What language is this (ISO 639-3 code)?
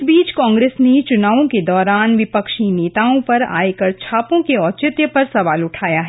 hin